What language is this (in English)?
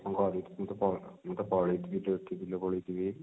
Odia